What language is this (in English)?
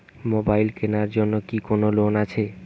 Bangla